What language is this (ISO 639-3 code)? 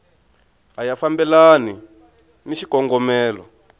tso